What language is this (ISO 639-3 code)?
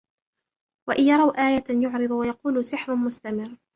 ara